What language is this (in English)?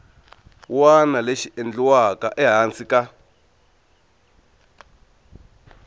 Tsonga